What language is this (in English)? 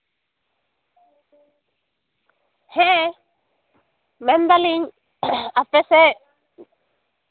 Santali